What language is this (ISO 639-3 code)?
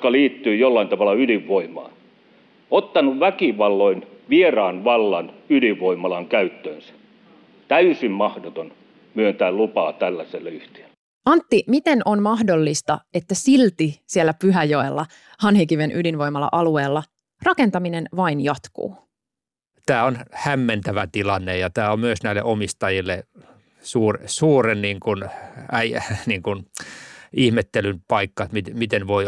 fin